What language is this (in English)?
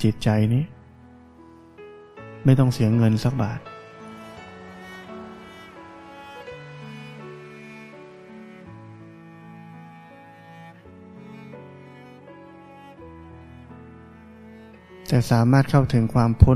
Thai